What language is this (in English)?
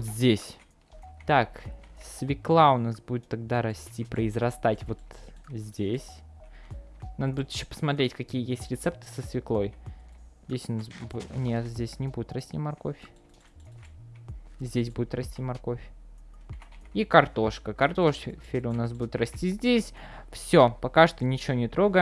Russian